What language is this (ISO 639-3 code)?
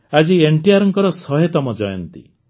ori